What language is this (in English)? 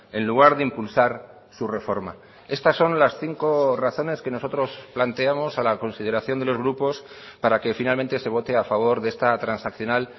Spanish